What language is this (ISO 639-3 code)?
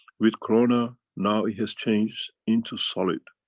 eng